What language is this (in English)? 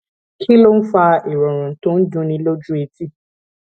Yoruba